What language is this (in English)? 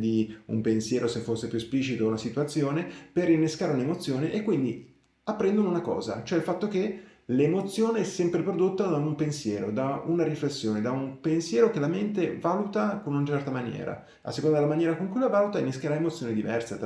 Italian